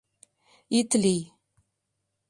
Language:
Mari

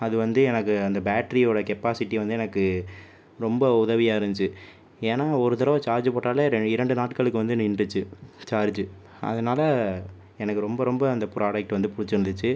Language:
Tamil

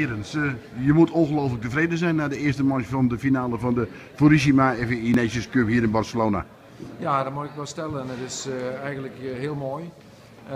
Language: Dutch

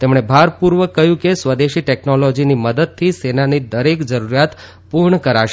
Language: Gujarati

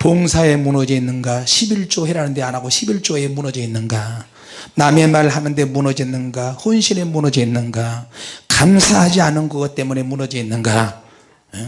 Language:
Korean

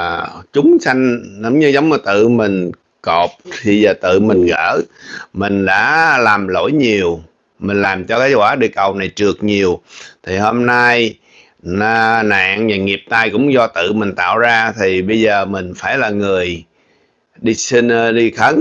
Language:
Vietnamese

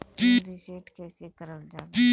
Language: Bhojpuri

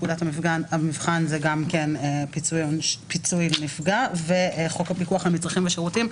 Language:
Hebrew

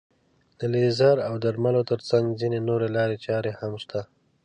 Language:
Pashto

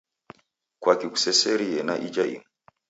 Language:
Taita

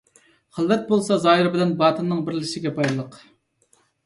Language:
Uyghur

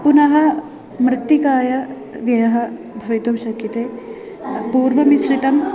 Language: Sanskrit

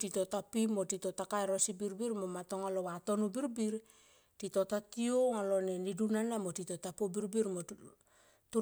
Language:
Tomoip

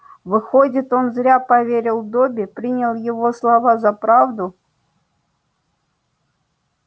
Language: Russian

